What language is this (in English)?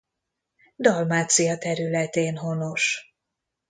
Hungarian